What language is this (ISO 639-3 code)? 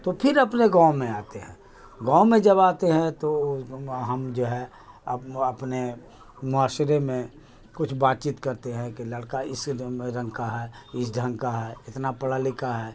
urd